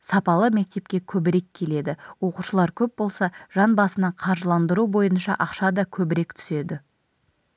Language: Kazakh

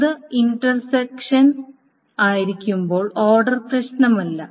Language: Malayalam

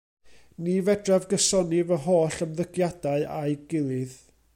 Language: Welsh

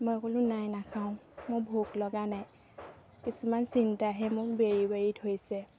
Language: Assamese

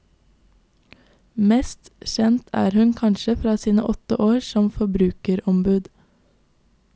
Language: Norwegian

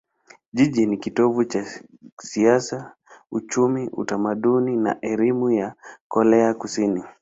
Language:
Swahili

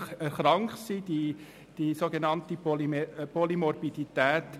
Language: Swiss German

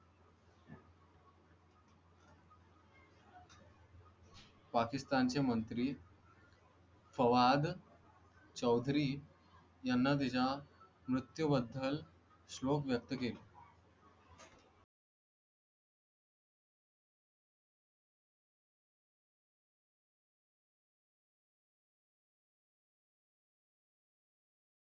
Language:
Marathi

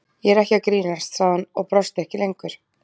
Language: Icelandic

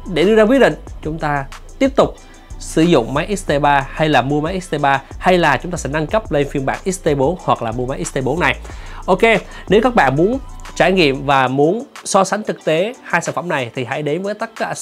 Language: Vietnamese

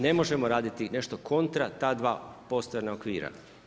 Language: Croatian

